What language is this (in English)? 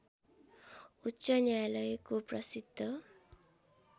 Nepali